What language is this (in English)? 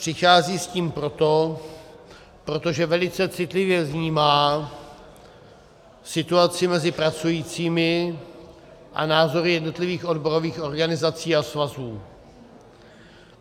Czech